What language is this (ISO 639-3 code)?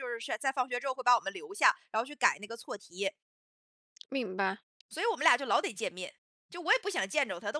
zho